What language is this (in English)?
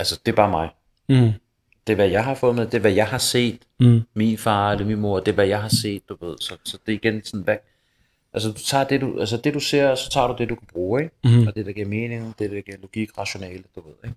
Danish